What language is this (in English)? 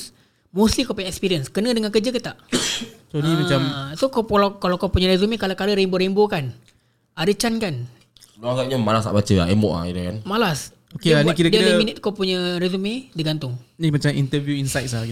Malay